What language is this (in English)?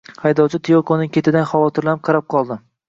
Uzbek